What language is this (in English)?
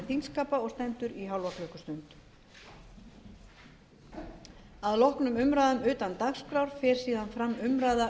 Icelandic